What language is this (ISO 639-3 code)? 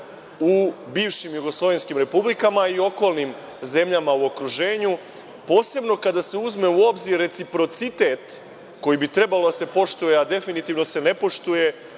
srp